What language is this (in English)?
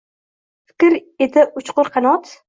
Uzbek